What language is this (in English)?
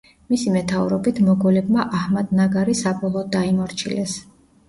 Georgian